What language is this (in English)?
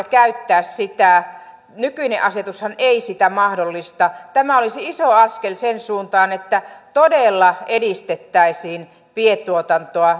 Finnish